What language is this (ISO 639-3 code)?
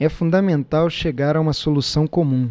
por